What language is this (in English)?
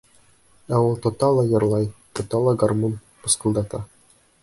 Bashkir